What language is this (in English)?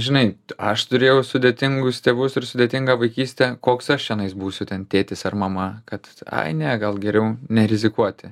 Lithuanian